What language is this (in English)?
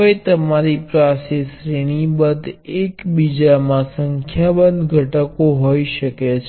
Gujarati